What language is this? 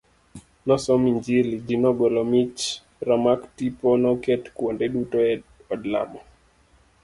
Luo (Kenya and Tanzania)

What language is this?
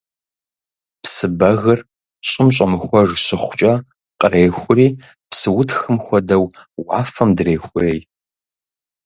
Kabardian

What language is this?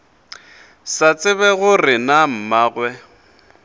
Northern Sotho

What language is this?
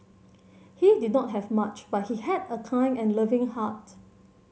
English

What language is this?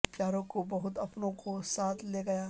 Urdu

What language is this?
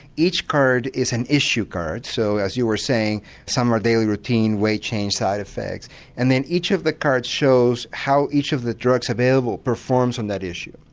English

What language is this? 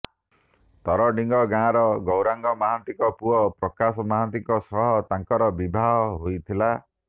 Odia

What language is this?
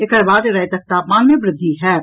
Maithili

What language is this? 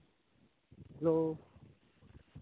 Santali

